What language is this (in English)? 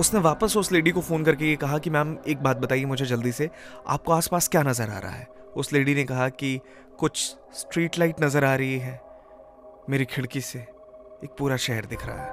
Hindi